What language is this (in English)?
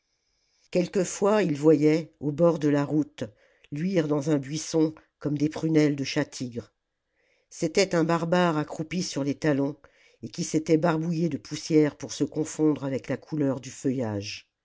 French